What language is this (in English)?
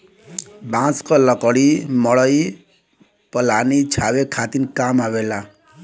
Bhojpuri